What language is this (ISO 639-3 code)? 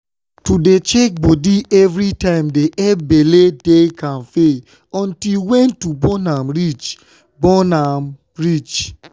pcm